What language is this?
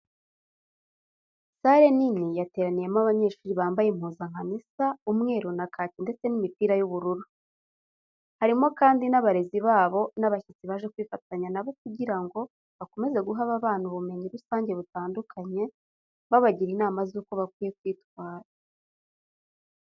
Kinyarwanda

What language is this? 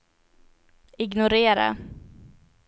Swedish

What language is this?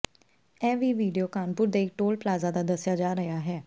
Punjabi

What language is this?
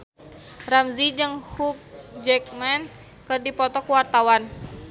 Sundanese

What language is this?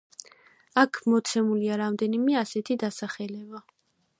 Georgian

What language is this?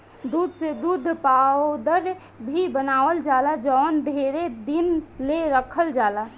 Bhojpuri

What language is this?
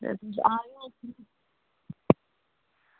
Dogri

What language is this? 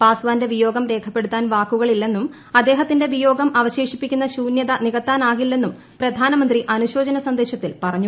Malayalam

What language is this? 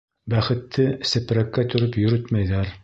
Bashkir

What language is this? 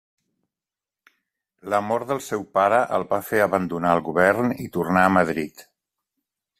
Catalan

